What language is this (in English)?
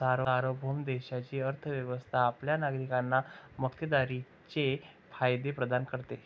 Marathi